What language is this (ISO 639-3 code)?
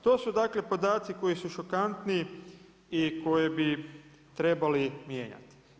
hrv